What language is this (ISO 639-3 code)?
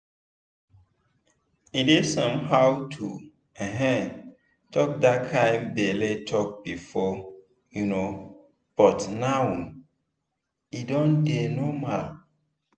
pcm